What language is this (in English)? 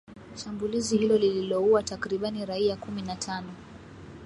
Swahili